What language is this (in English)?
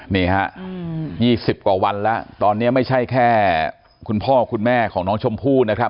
Thai